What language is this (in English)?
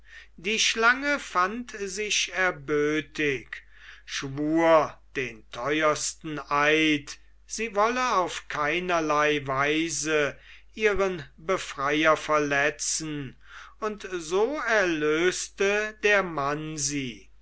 German